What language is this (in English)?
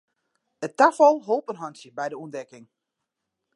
Western Frisian